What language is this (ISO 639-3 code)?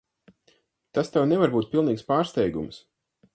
lav